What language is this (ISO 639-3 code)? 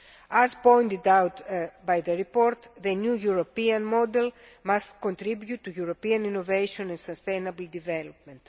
eng